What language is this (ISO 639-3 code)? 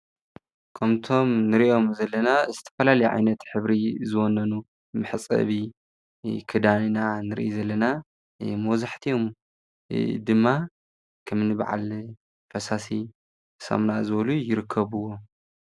tir